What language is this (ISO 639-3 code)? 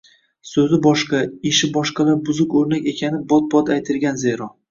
uzb